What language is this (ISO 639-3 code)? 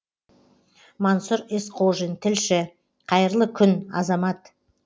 kaz